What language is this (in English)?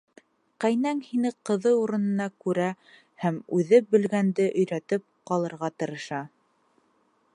Bashkir